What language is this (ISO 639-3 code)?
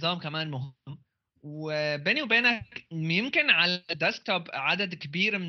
ara